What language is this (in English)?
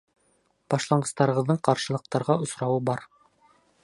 Bashkir